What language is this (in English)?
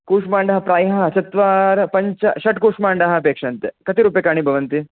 Sanskrit